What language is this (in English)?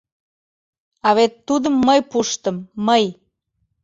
Mari